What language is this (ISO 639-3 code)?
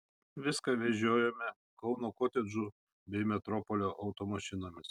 lit